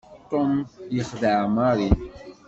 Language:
Kabyle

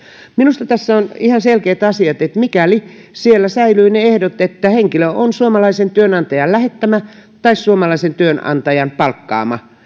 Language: Finnish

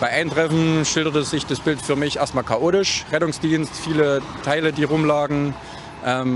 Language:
German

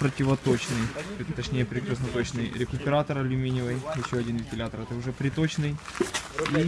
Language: Russian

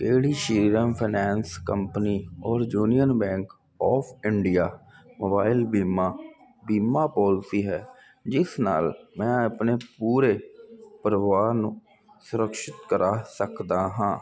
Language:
Punjabi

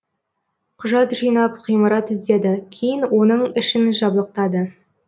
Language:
Kazakh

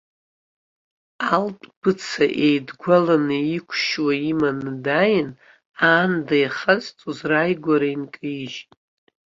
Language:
Abkhazian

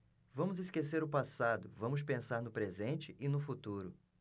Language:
Portuguese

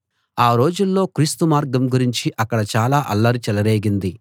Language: Telugu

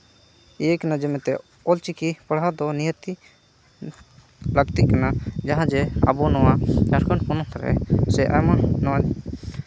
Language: Santali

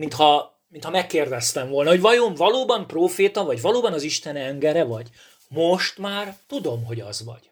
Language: Hungarian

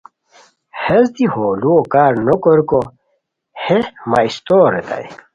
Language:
Khowar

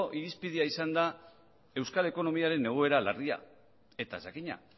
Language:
Basque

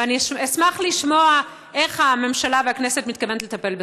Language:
Hebrew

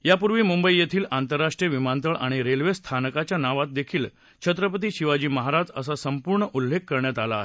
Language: Marathi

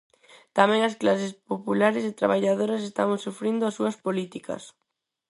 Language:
Galician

